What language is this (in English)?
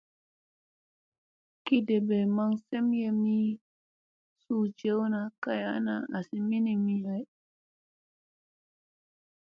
Musey